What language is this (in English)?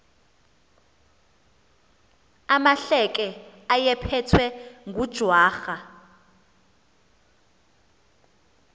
Xhosa